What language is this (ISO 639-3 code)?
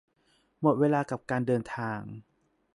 tha